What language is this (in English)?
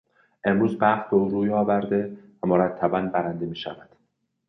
Persian